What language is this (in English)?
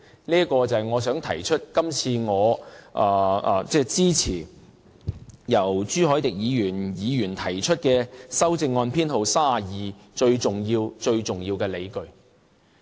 Cantonese